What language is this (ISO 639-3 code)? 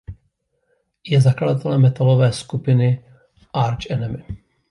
ces